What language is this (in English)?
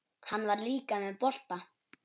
Icelandic